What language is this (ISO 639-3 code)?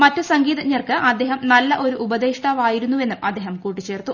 mal